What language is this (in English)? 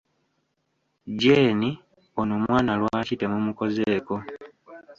Ganda